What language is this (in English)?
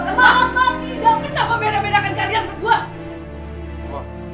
Indonesian